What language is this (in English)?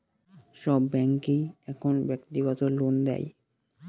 Bangla